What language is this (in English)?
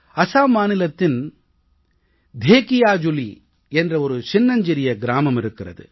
Tamil